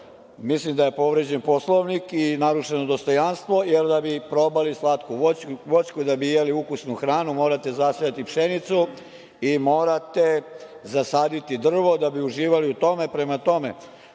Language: Serbian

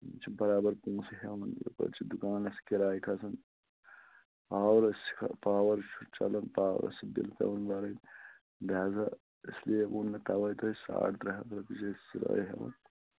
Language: Kashmiri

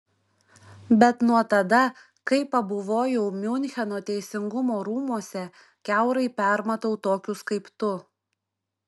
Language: Lithuanian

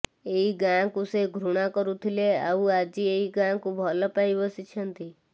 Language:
Odia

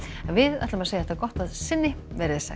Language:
Icelandic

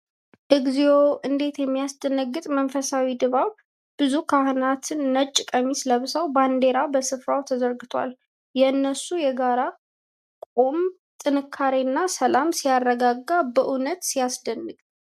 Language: Amharic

